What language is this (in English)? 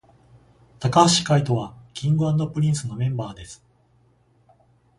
Japanese